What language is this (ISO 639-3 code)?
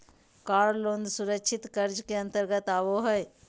mag